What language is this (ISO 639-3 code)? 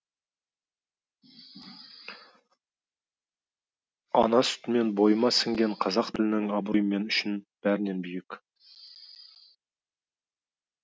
kaz